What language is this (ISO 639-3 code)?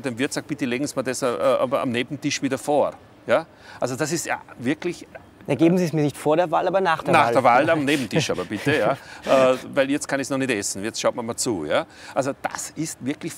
deu